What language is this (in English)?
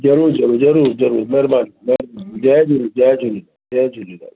Sindhi